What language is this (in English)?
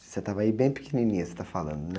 Portuguese